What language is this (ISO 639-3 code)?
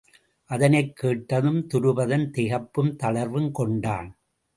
tam